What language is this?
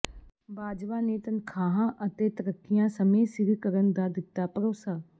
Punjabi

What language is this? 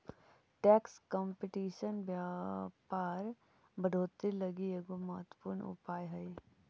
Magahi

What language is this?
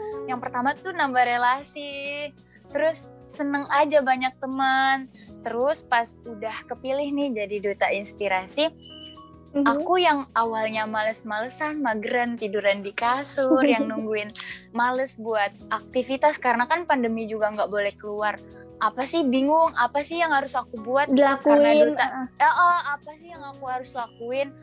Indonesian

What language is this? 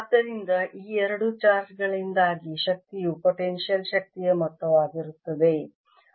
Kannada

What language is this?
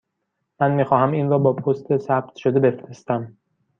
Persian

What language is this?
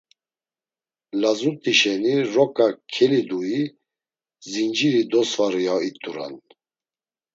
Laz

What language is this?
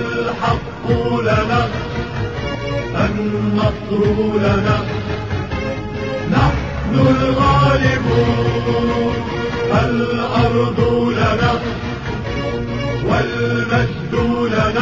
Persian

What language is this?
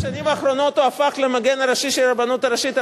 Hebrew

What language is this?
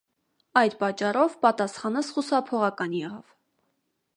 Armenian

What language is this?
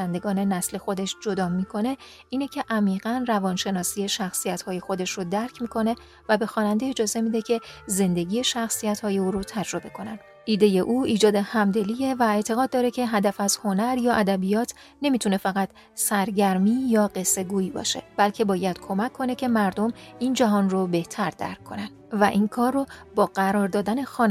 Persian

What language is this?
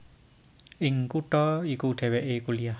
Javanese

